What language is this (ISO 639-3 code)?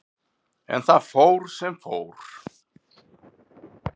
isl